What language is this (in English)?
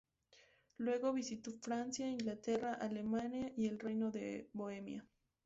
Spanish